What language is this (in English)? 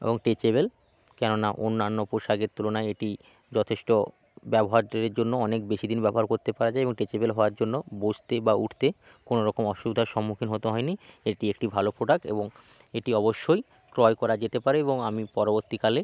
Bangla